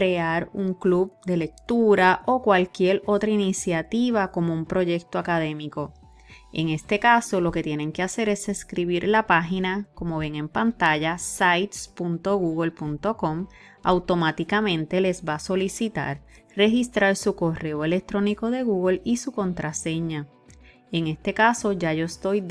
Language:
Spanish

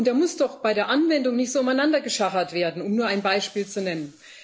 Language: German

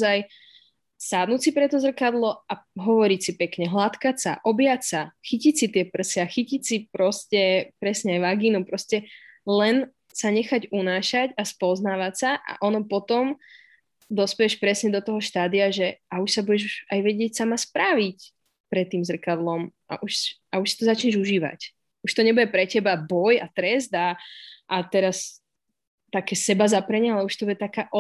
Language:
Slovak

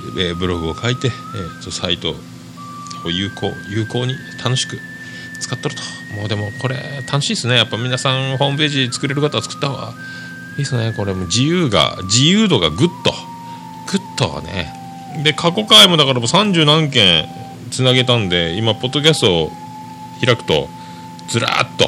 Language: Japanese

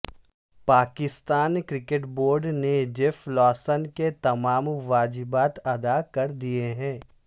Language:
Urdu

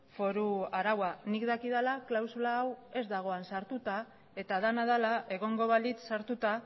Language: Basque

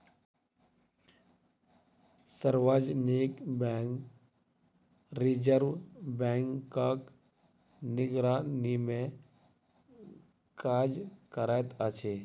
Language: Maithili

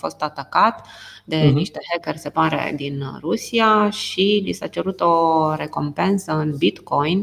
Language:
Romanian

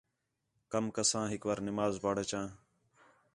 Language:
Khetrani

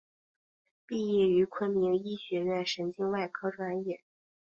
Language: Chinese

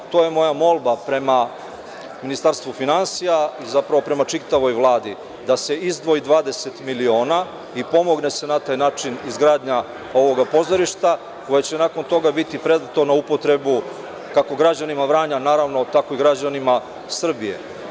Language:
Serbian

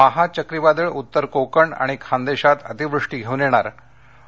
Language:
Marathi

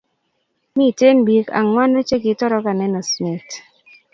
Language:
Kalenjin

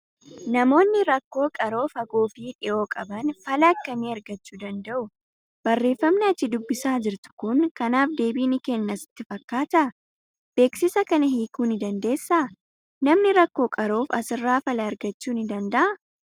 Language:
Oromo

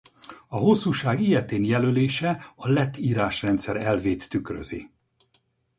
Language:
Hungarian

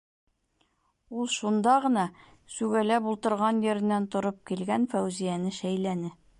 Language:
Bashkir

